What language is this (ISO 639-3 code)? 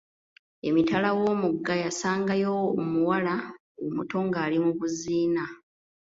lug